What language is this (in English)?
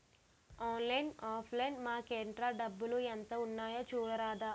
Telugu